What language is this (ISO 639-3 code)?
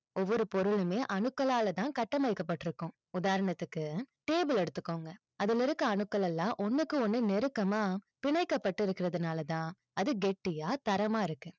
tam